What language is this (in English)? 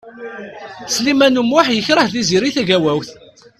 Kabyle